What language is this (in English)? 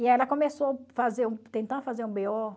Portuguese